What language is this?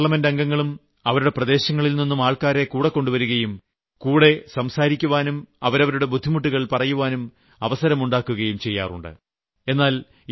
Malayalam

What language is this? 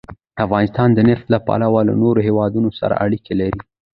Pashto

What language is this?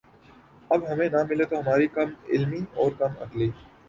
Urdu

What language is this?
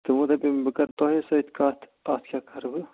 Kashmiri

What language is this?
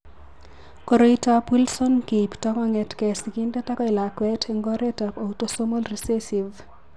Kalenjin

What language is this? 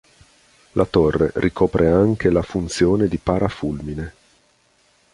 Italian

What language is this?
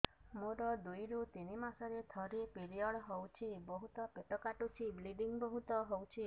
Odia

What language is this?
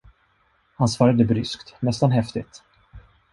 Swedish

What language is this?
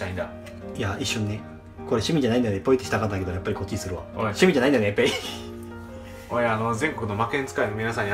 Japanese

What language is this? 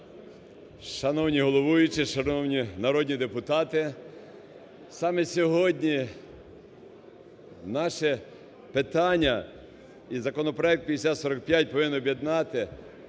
Ukrainian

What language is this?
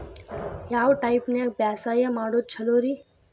Kannada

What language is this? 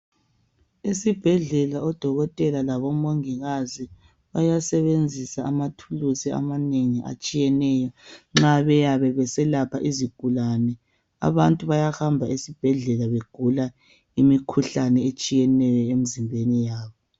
North Ndebele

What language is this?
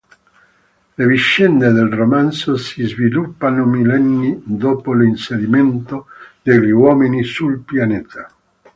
Italian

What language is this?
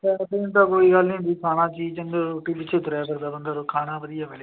Punjabi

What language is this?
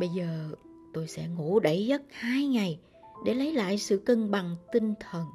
Vietnamese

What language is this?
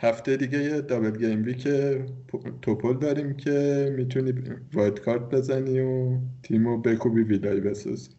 Persian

